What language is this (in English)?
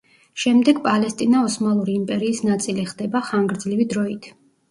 Georgian